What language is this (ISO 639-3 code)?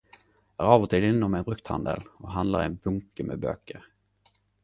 nno